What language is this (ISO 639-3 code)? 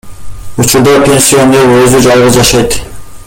kir